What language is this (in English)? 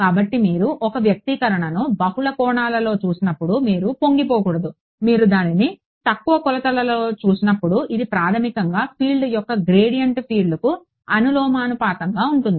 Telugu